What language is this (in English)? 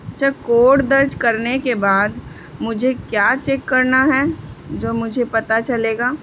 Urdu